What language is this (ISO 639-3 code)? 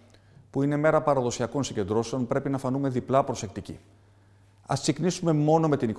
ell